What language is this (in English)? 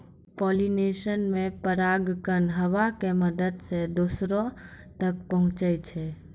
Maithili